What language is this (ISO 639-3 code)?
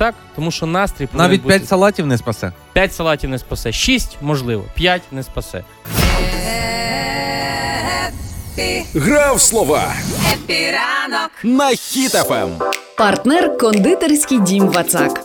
ukr